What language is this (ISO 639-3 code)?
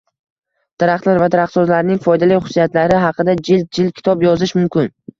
uzb